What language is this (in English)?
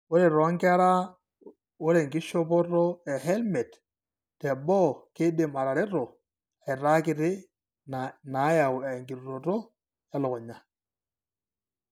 Masai